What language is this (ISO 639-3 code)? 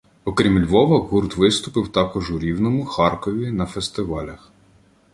ukr